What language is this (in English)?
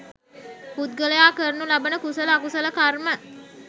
Sinhala